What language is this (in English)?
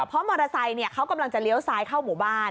Thai